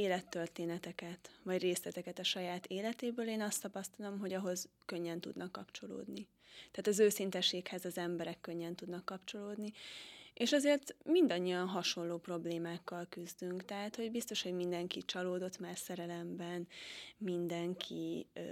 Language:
Hungarian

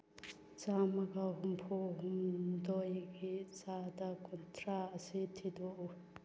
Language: Manipuri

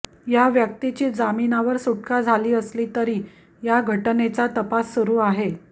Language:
Marathi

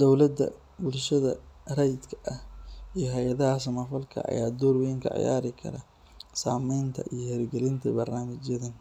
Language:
Somali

